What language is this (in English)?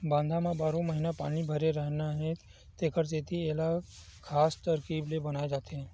Chhattisgarhi